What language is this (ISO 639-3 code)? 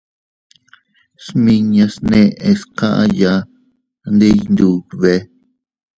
cut